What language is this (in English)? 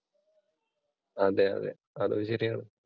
Malayalam